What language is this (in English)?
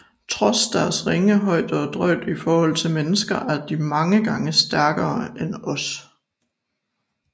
Danish